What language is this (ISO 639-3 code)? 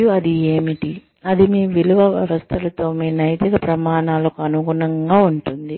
tel